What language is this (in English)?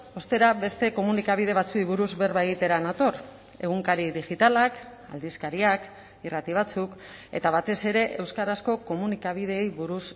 Basque